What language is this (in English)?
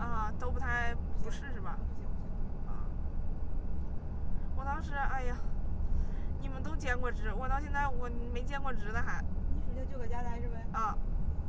Chinese